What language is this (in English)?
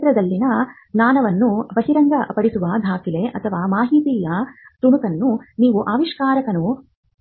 Kannada